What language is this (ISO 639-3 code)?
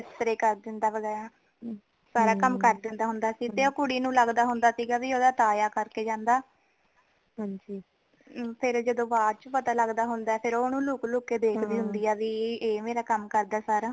pan